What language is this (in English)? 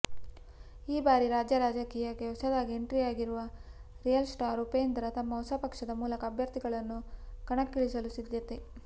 Kannada